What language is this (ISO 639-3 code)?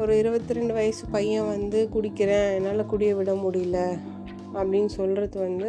tam